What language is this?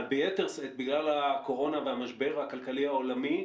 Hebrew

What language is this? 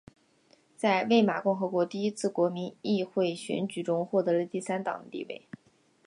Chinese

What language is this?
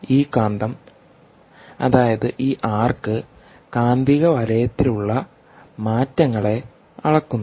Malayalam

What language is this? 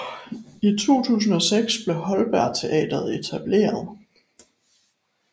Danish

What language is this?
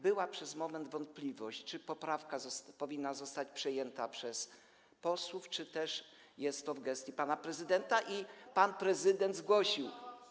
Polish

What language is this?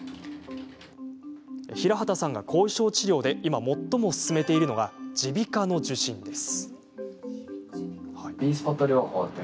Japanese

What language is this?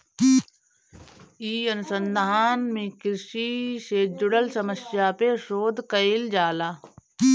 Bhojpuri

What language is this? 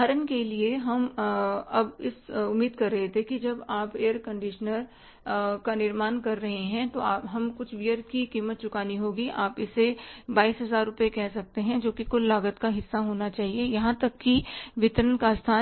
Hindi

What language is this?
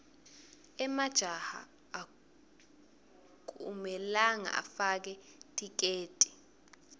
Swati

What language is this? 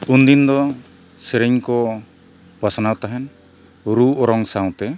Santali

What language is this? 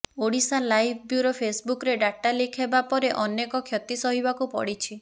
Odia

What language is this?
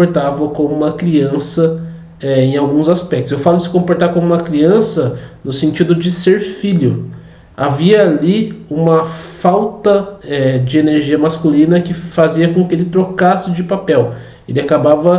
Portuguese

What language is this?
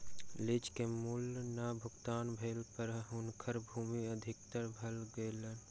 Maithili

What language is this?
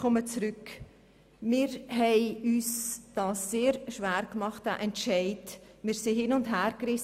Swiss German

